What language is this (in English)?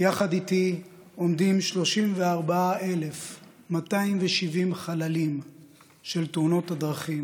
Hebrew